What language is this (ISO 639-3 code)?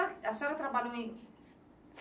por